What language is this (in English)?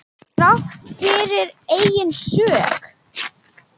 Icelandic